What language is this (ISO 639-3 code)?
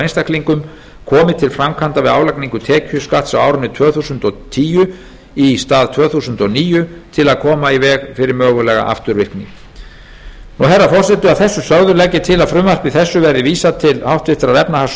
isl